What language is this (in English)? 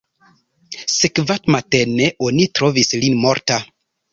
Esperanto